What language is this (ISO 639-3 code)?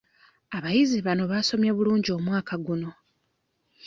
lug